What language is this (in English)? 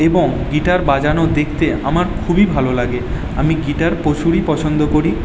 Bangla